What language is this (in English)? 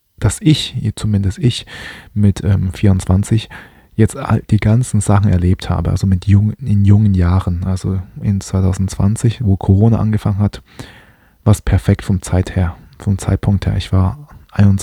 German